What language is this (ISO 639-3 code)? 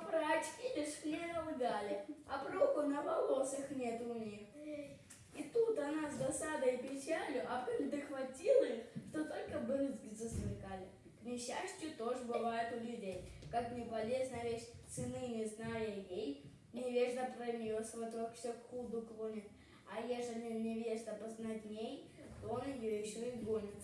rus